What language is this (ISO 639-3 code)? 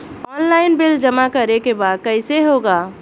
bho